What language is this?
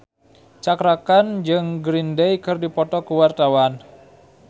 Sundanese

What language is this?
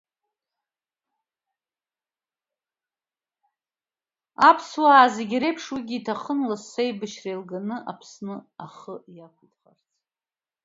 Abkhazian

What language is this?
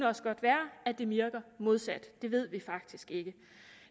Danish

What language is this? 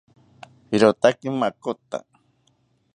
South Ucayali Ashéninka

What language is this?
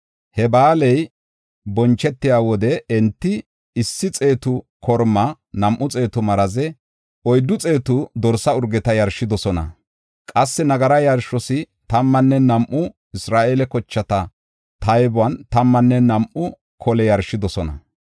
Gofa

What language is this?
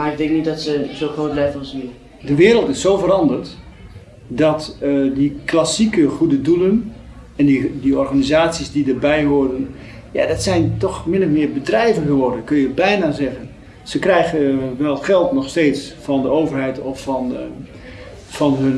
Dutch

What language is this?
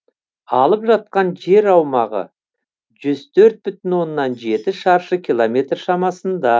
Kazakh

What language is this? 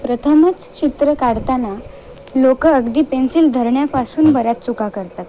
Marathi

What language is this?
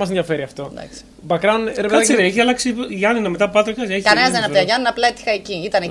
Greek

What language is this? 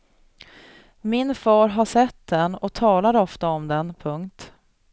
Swedish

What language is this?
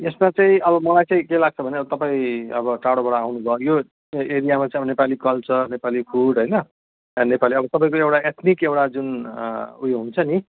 Nepali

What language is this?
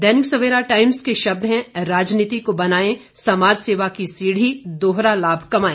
Hindi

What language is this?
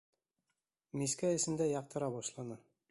Bashkir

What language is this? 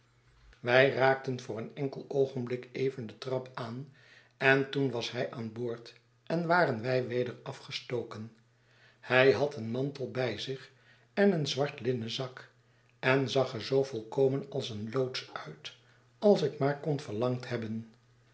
Dutch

